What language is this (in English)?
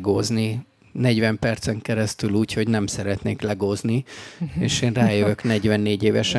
Hungarian